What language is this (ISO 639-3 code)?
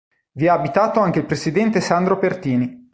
ita